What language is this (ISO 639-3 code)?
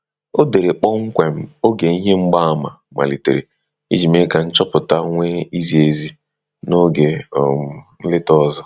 ibo